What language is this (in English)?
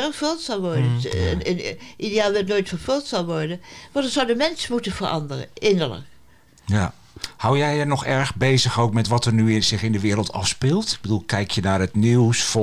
Dutch